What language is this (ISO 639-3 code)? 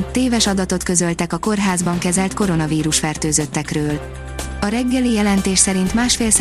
hun